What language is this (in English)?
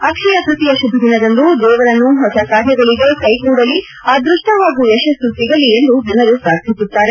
Kannada